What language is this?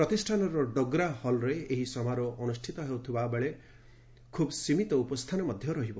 Odia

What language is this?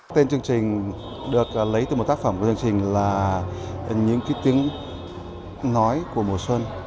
Vietnamese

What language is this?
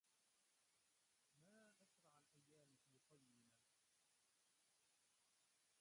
Arabic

